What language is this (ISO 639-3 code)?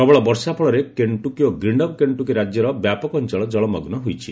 ori